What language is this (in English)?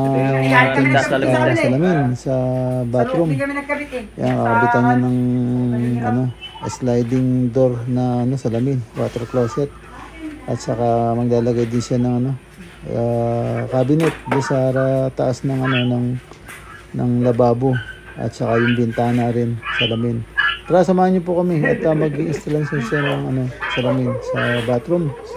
Filipino